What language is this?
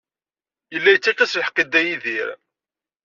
Kabyle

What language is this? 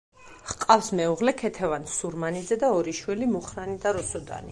Georgian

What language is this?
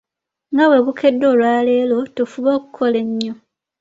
Ganda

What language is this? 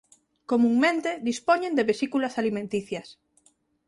Galician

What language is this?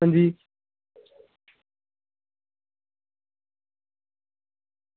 Dogri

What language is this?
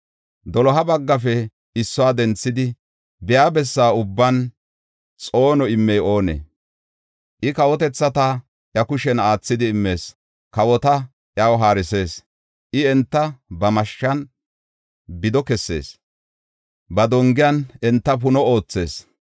Gofa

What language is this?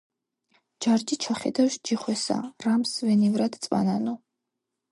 Georgian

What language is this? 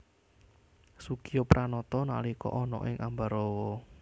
Javanese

